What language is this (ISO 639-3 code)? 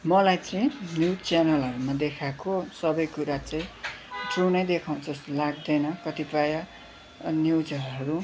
nep